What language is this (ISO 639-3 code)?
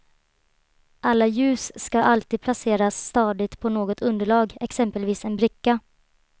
swe